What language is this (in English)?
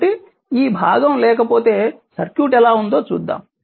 Telugu